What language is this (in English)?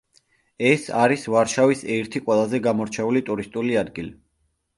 Georgian